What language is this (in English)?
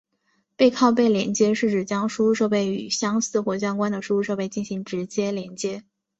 Chinese